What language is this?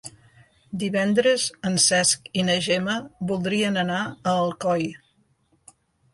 Catalan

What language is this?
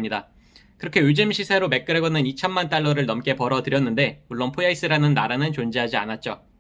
Korean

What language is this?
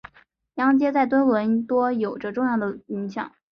Chinese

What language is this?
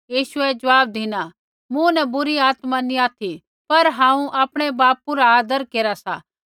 Kullu Pahari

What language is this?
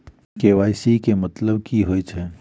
Maithili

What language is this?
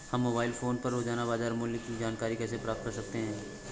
Hindi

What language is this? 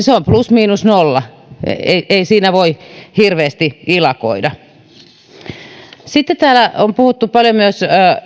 Finnish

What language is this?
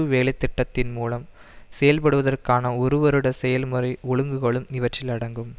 Tamil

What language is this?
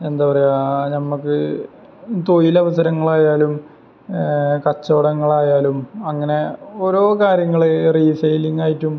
Malayalam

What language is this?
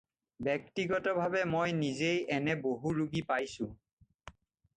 Assamese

